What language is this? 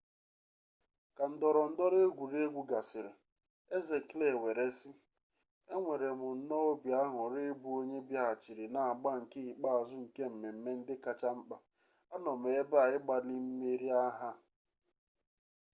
Igbo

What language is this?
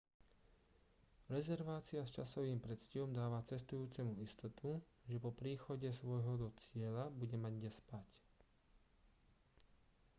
Slovak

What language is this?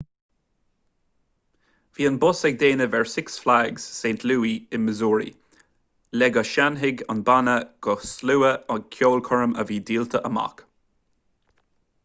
Irish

